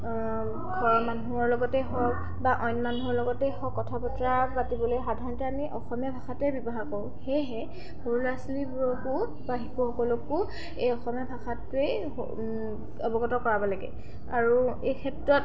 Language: Assamese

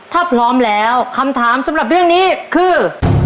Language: Thai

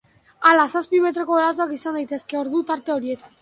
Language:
Basque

